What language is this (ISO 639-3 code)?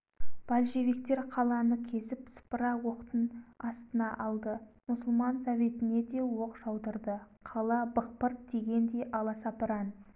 kaz